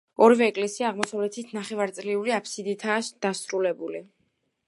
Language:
Georgian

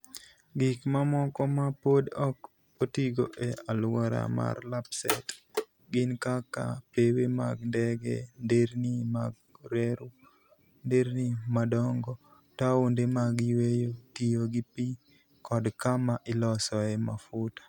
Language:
Luo (Kenya and Tanzania)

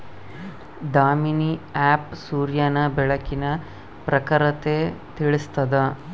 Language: Kannada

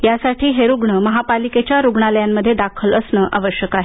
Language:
Marathi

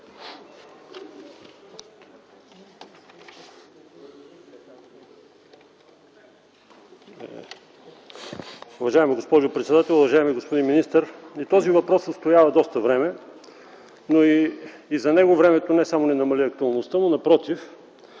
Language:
Bulgarian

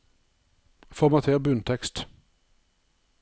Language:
Norwegian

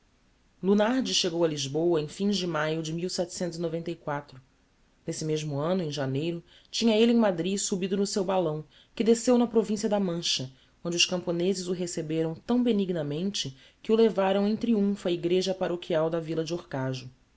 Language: Portuguese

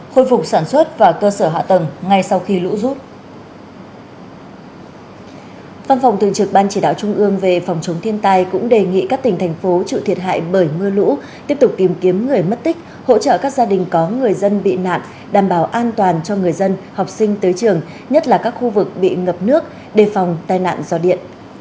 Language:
Vietnamese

